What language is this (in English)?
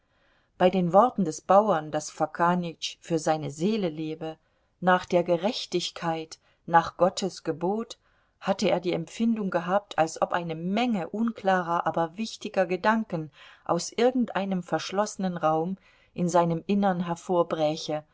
German